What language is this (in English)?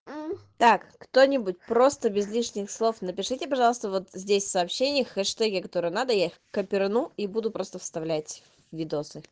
Russian